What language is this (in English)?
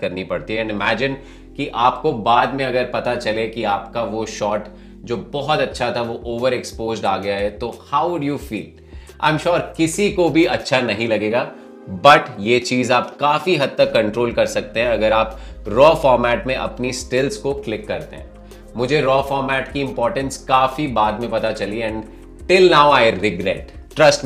Hindi